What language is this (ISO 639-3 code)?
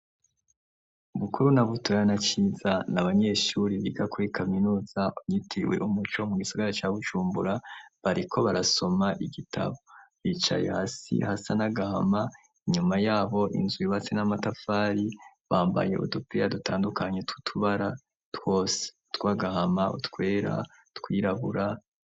run